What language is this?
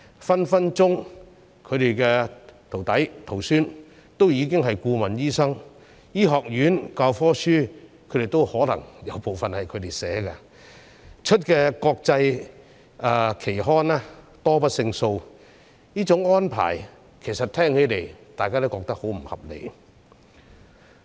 Cantonese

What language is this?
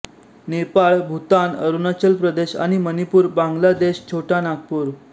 Marathi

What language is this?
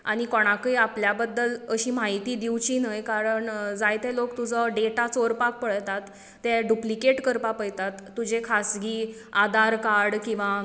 Konkani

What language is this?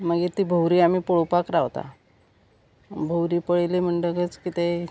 Konkani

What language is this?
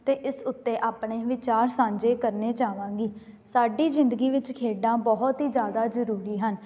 Punjabi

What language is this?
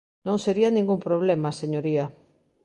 Galician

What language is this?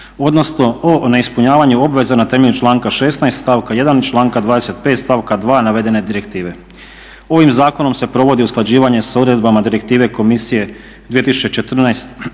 Croatian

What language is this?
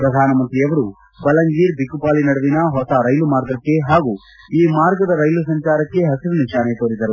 Kannada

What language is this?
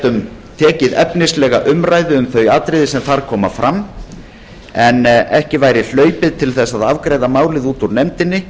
Icelandic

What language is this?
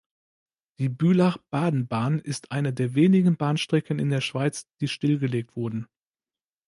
German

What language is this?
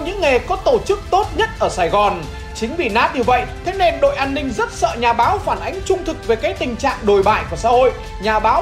Vietnamese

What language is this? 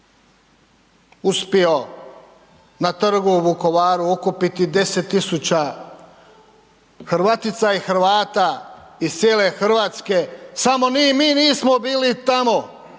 Croatian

